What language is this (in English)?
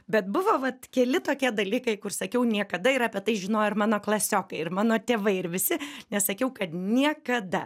Lithuanian